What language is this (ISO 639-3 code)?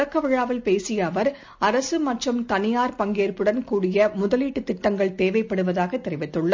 tam